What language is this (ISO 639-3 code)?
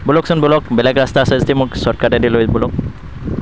asm